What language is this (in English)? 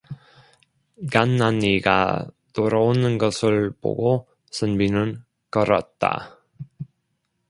Korean